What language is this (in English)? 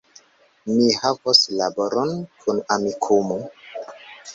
Esperanto